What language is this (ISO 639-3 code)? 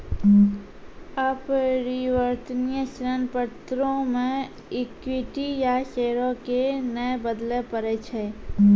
mai